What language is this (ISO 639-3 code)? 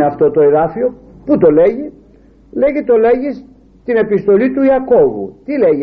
ell